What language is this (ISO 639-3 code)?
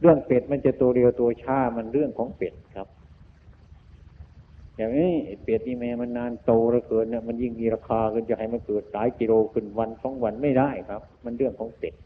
tha